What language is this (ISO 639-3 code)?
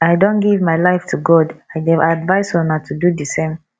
pcm